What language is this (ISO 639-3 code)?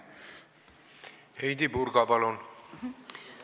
est